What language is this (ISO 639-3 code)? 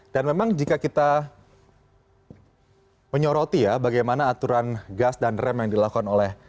ind